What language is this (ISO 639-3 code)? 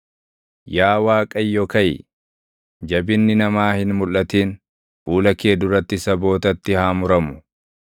orm